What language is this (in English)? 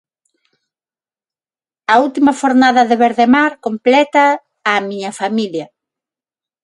Galician